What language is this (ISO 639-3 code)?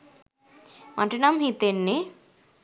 sin